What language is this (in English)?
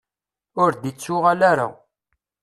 Kabyle